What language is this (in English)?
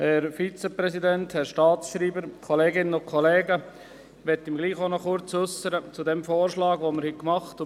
Swiss German